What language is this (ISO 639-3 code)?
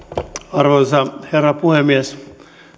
fin